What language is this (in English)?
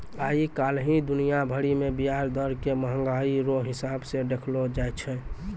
Maithili